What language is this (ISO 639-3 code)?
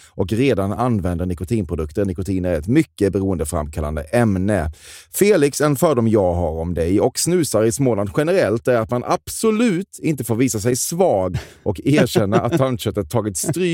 swe